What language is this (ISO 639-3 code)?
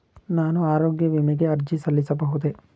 kan